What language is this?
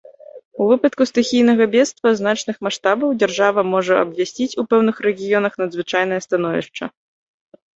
Belarusian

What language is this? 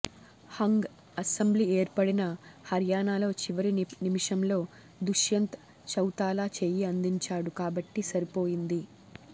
Telugu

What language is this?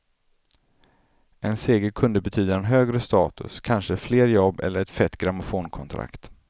Swedish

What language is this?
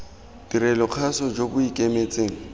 Tswana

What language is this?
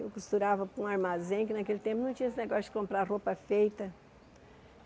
Portuguese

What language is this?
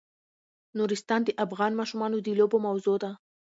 Pashto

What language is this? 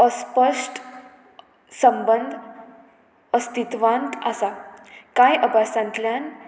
Konkani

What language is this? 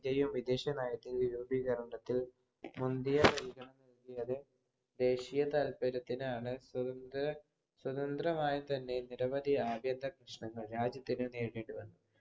Malayalam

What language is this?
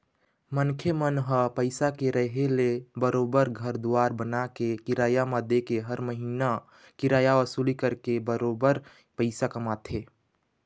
Chhattisgarhi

